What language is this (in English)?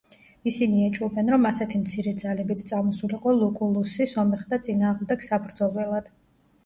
Georgian